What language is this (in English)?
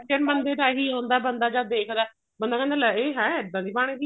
Punjabi